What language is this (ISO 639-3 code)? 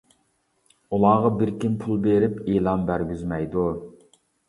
uig